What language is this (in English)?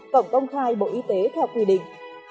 Vietnamese